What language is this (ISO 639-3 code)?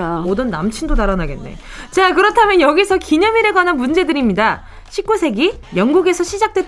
kor